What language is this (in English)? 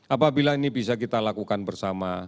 Indonesian